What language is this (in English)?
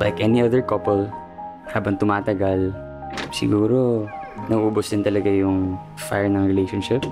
Filipino